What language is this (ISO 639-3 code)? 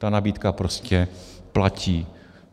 ces